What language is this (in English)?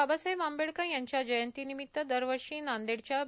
Marathi